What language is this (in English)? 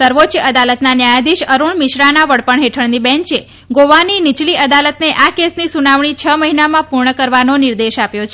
Gujarati